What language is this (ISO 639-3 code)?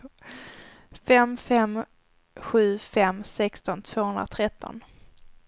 swe